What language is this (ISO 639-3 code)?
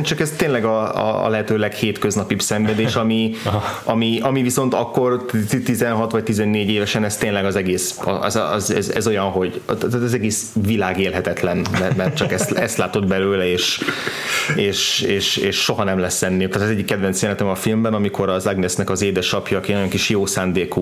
hun